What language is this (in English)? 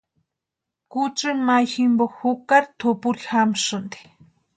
Western Highland Purepecha